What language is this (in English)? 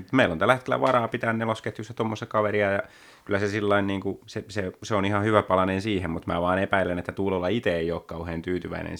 Finnish